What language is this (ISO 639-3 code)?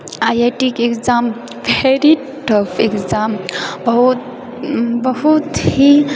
mai